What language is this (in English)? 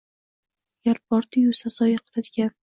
Uzbek